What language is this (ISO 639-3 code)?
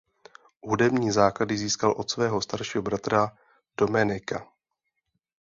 ces